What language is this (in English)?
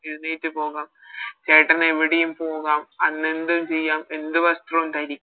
Malayalam